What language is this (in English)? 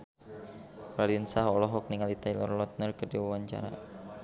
Sundanese